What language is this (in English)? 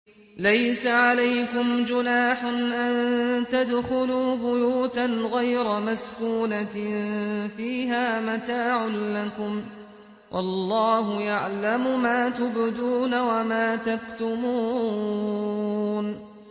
Arabic